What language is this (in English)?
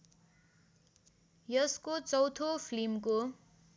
Nepali